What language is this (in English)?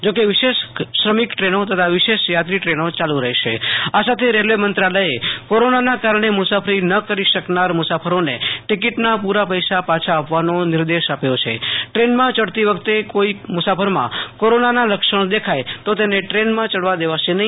Gujarati